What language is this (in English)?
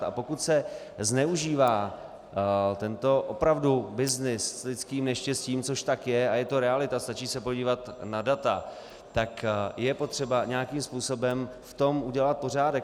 Czech